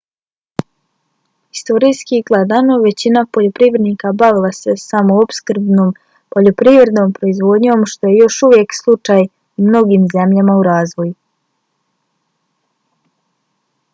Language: Bosnian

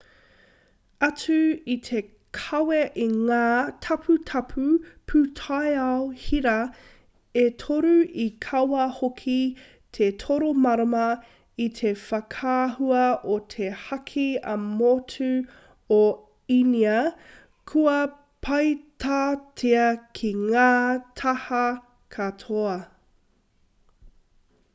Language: Māori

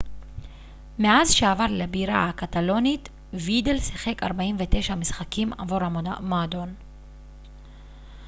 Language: Hebrew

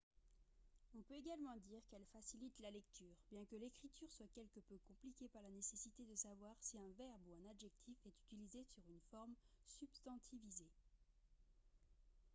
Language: French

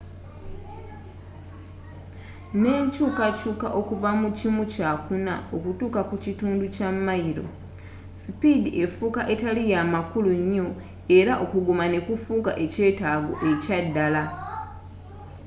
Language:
Ganda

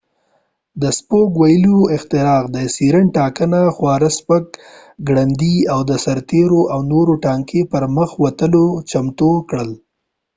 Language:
Pashto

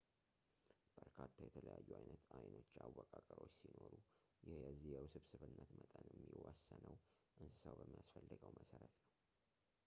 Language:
Amharic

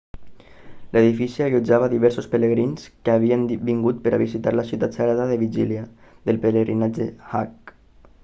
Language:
Catalan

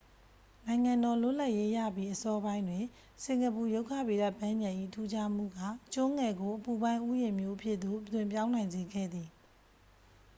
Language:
Burmese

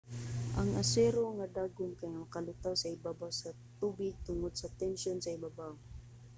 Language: Cebuano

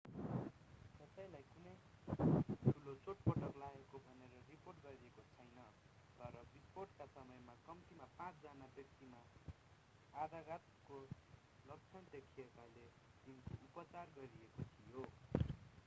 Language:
Nepali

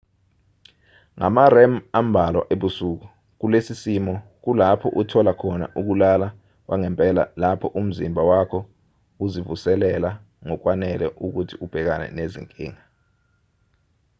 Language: Zulu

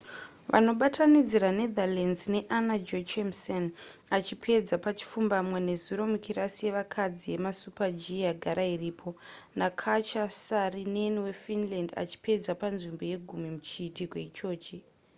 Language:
Shona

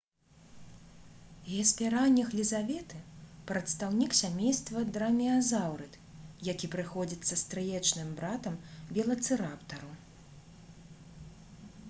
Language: Belarusian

